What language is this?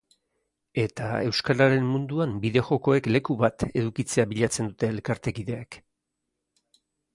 Basque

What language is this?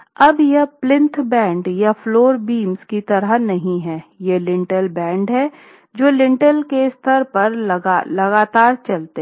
Hindi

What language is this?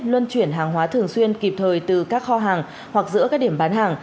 Vietnamese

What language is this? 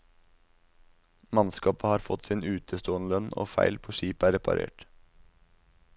Norwegian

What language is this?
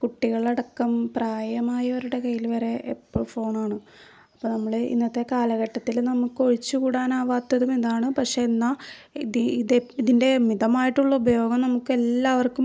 Malayalam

